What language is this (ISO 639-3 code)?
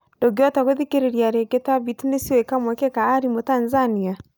kik